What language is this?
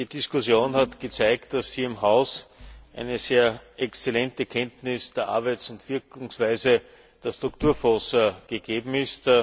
German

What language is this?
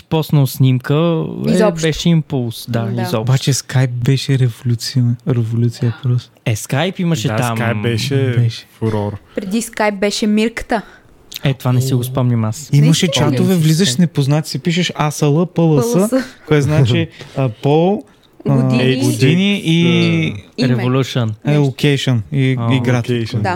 Bulgarian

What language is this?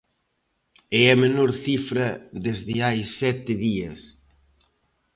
Galician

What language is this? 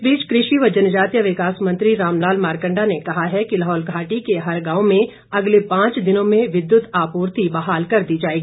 Hindi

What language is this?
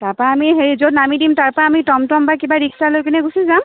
Assamese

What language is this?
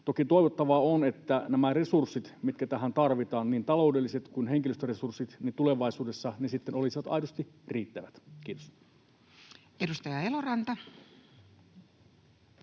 Finnish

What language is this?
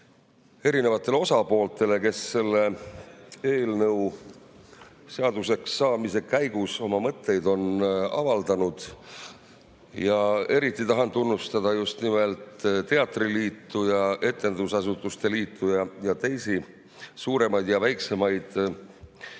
Estonian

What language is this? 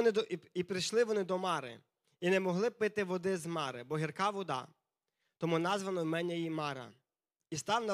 Ukrainian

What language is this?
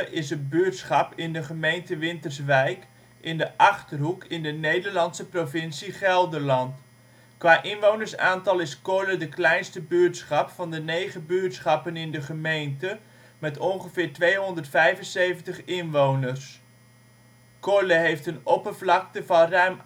Dutch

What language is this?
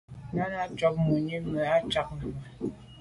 Medumba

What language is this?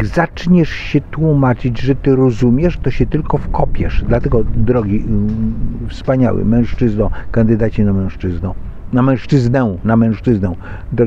Polish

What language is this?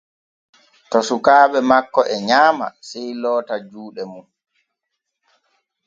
Borgu Fulfulde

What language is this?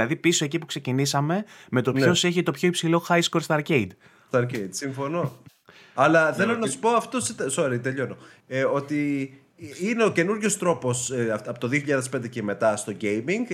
Greek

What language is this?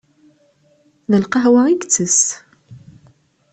Kabyle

